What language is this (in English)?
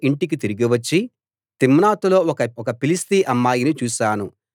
Telugu